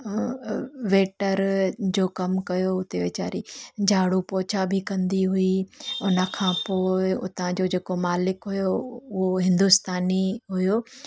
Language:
Sindhi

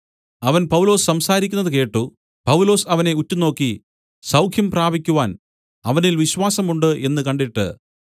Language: Malayalam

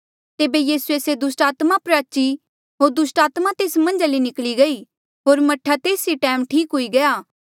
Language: Mandeali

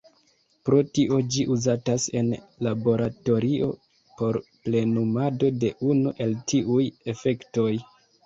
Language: Esperanto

